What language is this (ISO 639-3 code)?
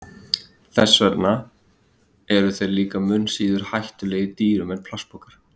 isl